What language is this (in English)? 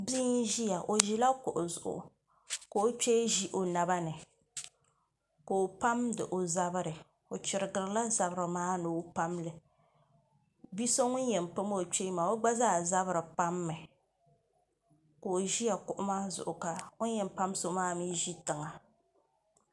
Dagbani